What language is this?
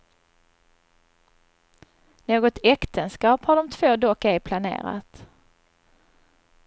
Swedish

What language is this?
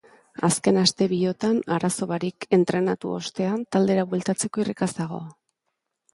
Basque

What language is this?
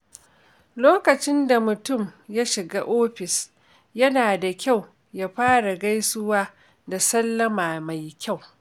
Hausa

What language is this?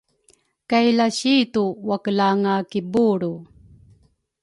Rukai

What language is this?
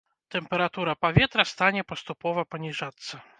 Belarusian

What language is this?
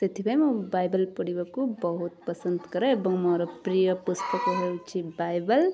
Odia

